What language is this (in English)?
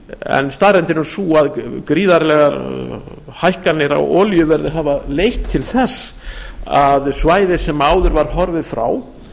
Icelandic